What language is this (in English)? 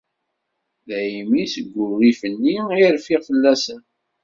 Kabyle